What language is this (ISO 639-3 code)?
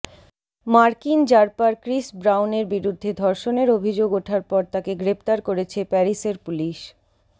ben